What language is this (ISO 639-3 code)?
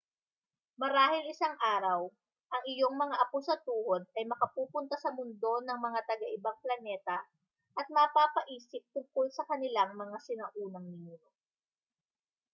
fil